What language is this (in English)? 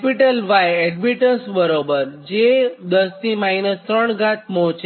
Gujarati